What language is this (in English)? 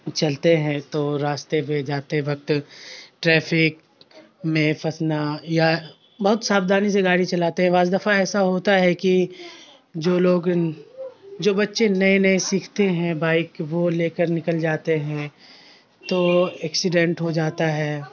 Urdu